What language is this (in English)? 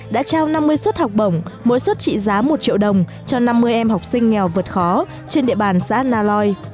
Vietnamese